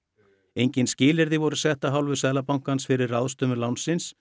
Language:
Icelandic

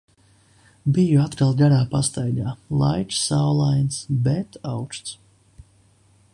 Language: Latvian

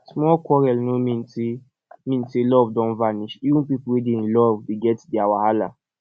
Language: Nigerian Pidgin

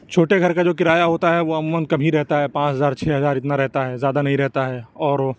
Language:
Urdu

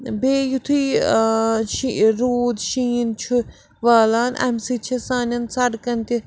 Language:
Kashmiri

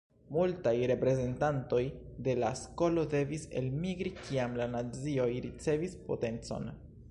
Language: Esperanto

